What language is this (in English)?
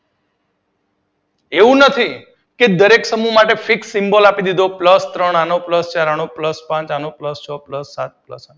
Gujarati